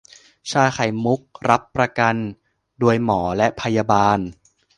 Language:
Thai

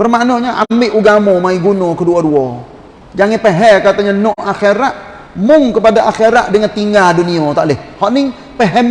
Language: Malay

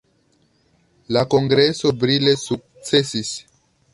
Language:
Esperanto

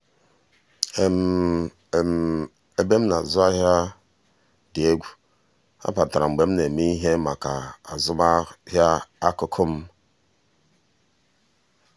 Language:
Igbo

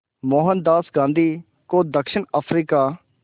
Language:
Hindi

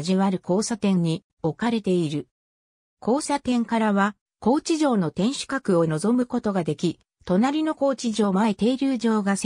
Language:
Japanese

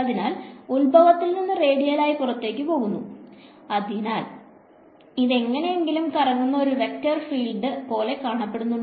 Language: Malayalam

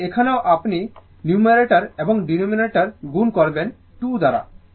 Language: Bangla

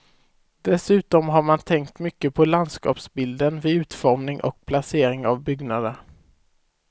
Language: Swedish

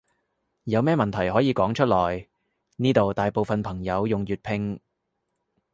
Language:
Cantonese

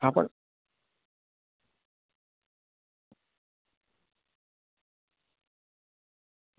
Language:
Gujarati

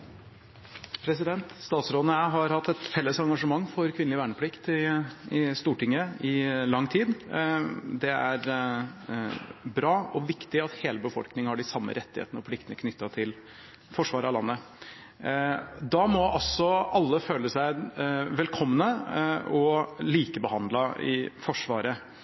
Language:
Norwegian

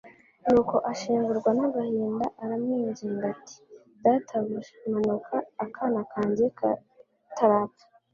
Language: Kinyarwanda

